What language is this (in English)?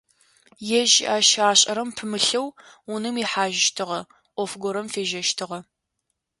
Adyghe